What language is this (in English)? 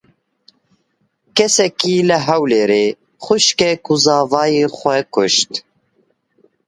Kurdish